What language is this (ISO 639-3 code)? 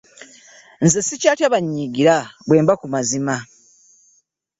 lug